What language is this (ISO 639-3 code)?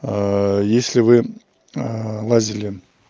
rus